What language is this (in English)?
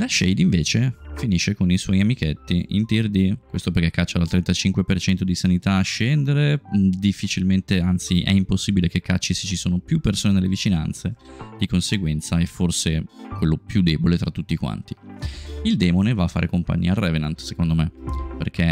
Italian